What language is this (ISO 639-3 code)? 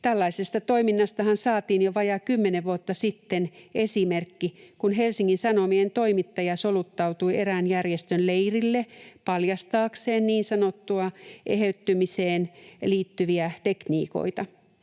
fin